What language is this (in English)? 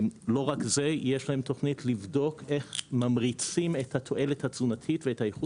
Hebrew